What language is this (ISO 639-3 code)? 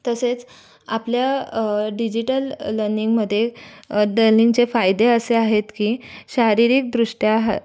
mar